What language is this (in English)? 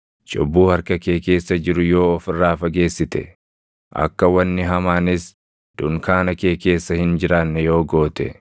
Oromo